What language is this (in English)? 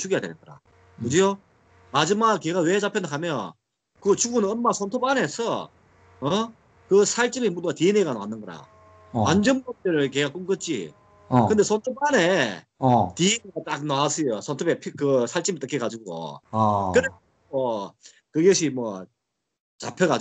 Korean